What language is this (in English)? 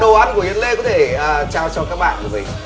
Vietnamese